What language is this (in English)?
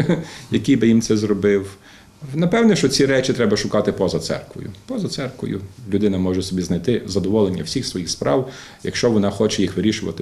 Russian